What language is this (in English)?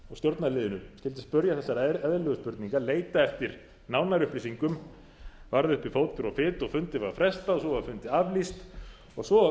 Icelandic